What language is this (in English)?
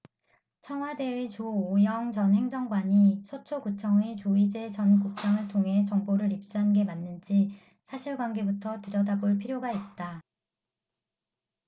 Korean